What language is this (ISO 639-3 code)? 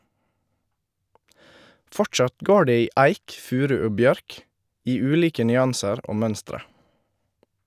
nor